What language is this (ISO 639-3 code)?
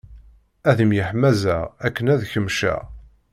kab